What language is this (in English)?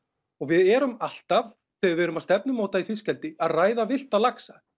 Icelandic